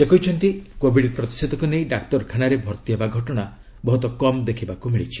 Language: Odia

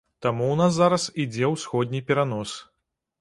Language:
Belarusian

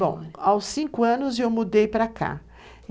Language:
Portuguese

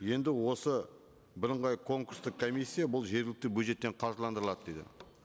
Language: Kazakh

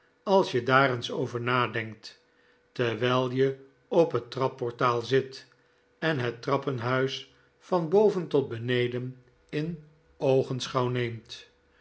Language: Dutch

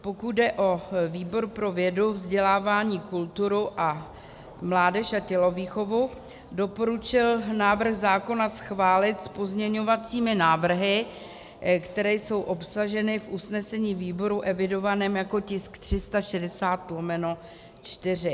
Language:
Czech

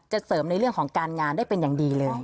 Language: Thai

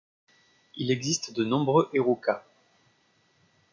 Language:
French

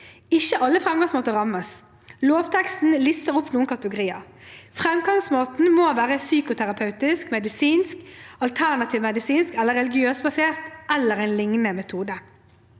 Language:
Norwegian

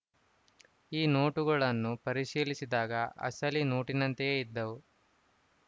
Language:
Kannada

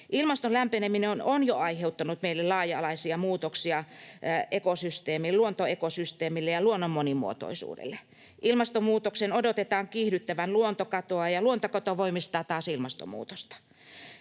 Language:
Finnish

